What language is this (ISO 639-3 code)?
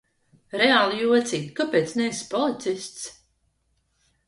lav